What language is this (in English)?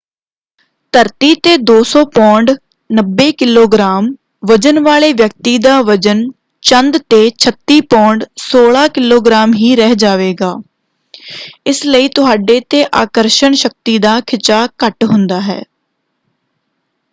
Punjabi